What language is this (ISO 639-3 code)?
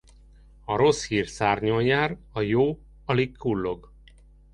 hun